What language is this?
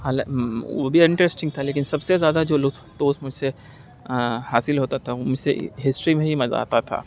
Urdu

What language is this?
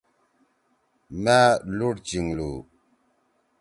Torwali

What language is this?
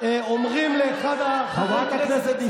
Hebrew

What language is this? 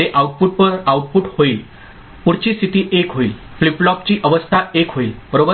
Marathi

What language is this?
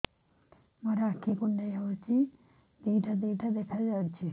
Odia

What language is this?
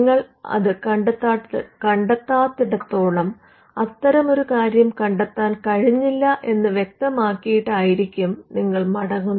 Malayalam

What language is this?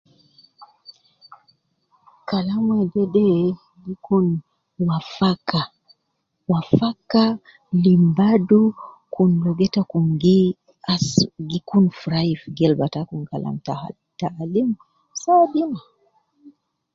Nubi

